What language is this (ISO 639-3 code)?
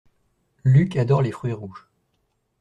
fra